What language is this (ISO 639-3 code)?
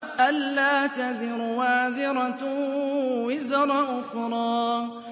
ara